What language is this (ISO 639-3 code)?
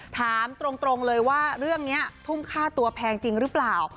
tha